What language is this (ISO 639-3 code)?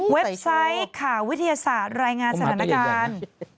tha